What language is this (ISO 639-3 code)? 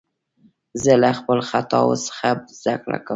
pus